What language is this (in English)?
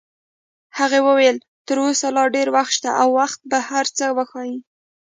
Pashto